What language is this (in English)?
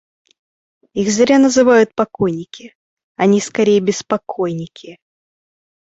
Russian